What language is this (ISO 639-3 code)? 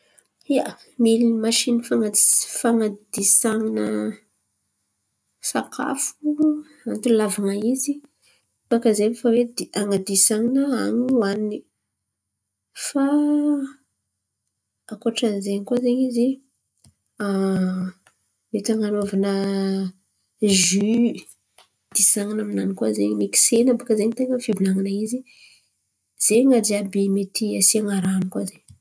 xmv